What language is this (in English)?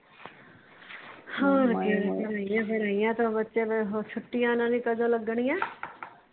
Punjabi